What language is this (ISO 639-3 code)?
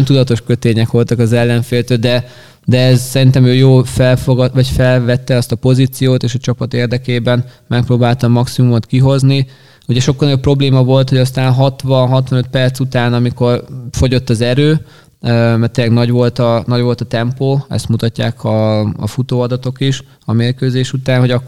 hun